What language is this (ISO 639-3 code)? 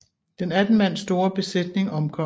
dan